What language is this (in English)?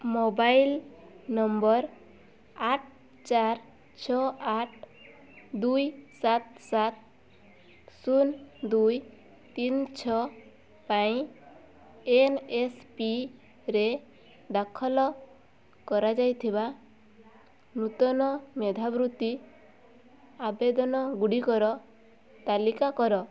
Odia